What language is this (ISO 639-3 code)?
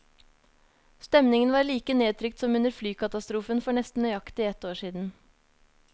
nor